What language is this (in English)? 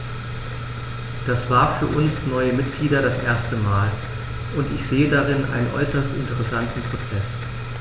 German